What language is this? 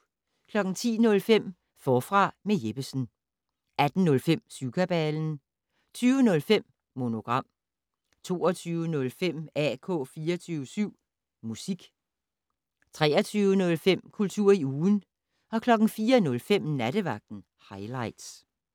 Danish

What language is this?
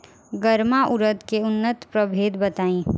Bhojpuri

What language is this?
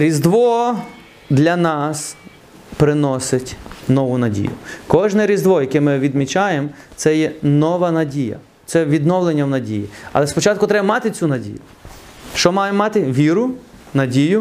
Ukrainian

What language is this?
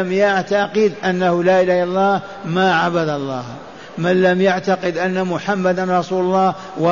Arabic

